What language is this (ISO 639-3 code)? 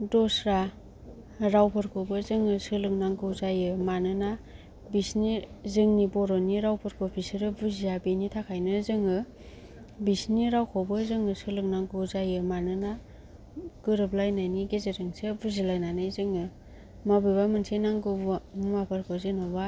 brx